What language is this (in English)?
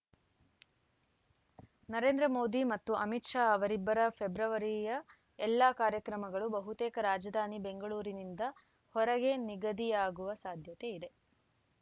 Kannada